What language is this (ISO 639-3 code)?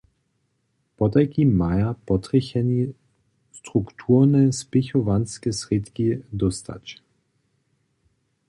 hsb